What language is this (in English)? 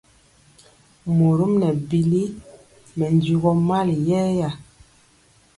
Mpiemo